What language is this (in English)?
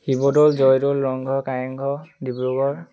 Assamese